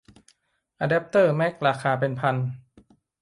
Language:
Thai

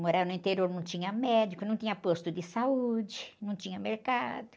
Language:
Portuguese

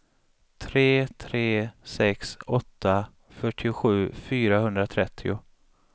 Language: Swedish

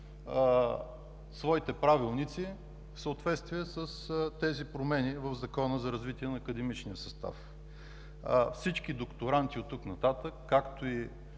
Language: Bulgarian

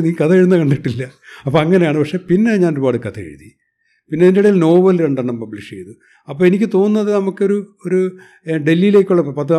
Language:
Malayalam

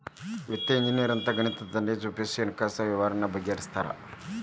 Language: Kannada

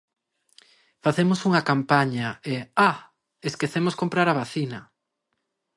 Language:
Galician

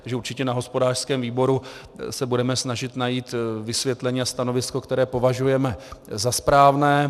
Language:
Czech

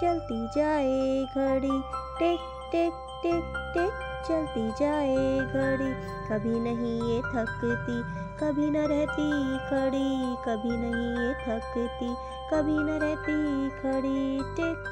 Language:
Hindi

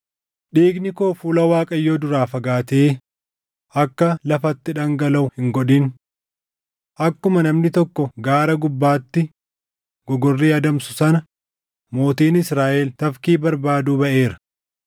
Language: Oromo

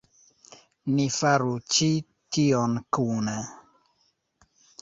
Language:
Esperanto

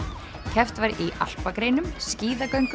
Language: Icelandic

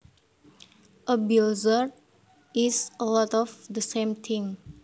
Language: Javanese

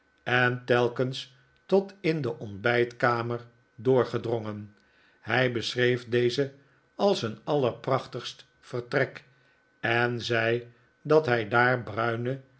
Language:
Dutch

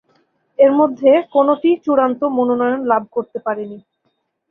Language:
Bangla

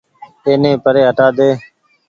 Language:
Goaria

